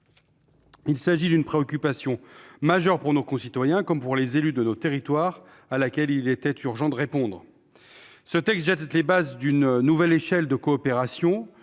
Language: French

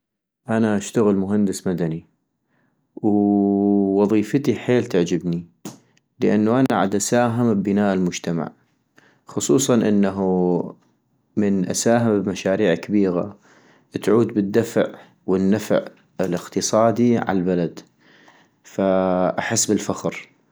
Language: North Mesopotamian Arabic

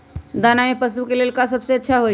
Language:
Magahi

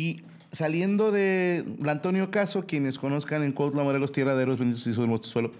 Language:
Spanish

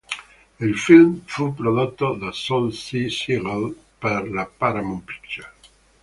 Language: Italian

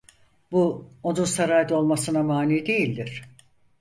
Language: Turkish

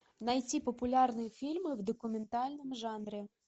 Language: Russian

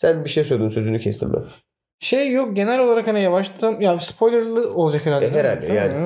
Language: Turkish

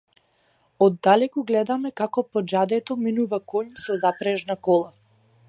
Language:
Macedonian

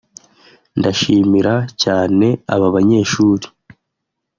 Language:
Kinyarwanda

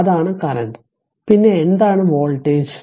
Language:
Malayalam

